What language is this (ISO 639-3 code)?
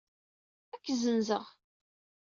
kab